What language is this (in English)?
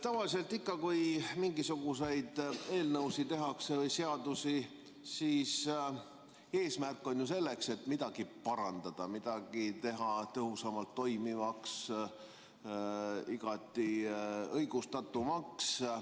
Estonian